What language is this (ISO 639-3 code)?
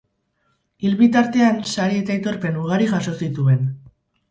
eus